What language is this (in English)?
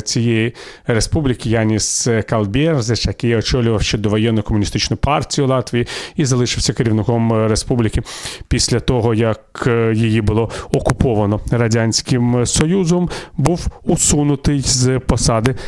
Ukrainian